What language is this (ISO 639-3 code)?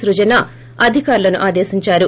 tel